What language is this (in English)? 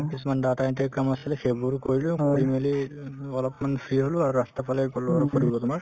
Assamese